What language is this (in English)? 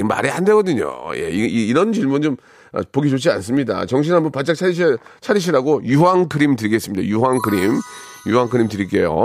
Korean